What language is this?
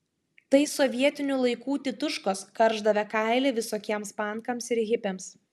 Lithuanian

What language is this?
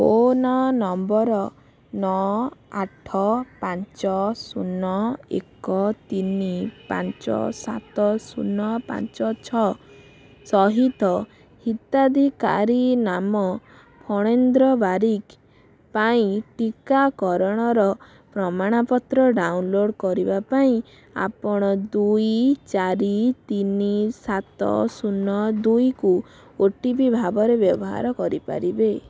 Odia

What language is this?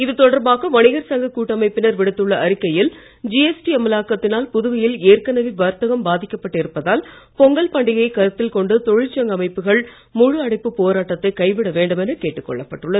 Tamil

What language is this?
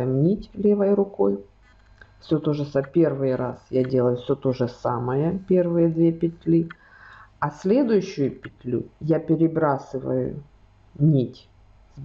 Russian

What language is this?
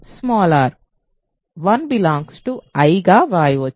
Telugu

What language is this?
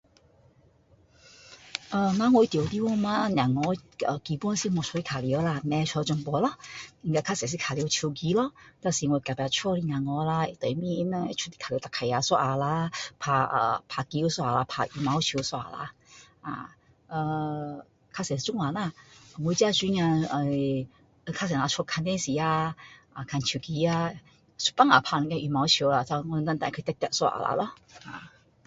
Min Dong Chinese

